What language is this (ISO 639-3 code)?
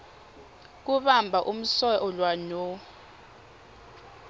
ssw